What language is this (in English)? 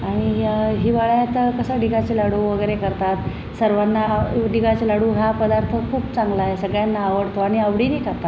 Marathi